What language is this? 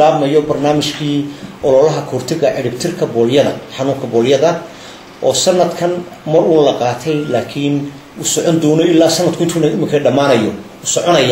Arabic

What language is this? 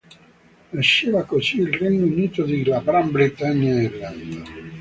Italian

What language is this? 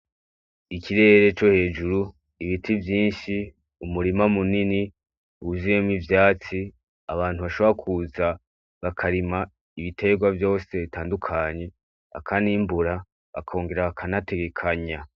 Rundi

